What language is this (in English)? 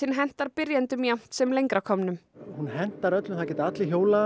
Icelandic